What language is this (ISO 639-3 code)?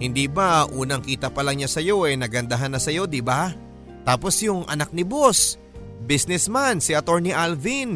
fil